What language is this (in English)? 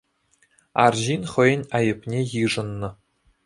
Chuvash